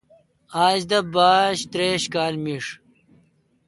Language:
Kalkoti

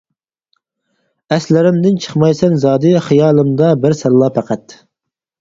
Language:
Uyghur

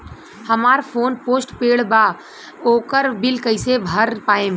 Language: Bhojpuri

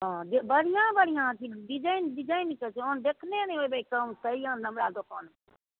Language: Maithili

